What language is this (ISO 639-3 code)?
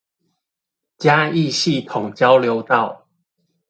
zho